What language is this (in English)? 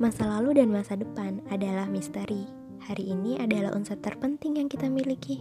Indonesian